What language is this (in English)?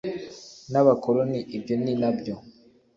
Kinyarwanda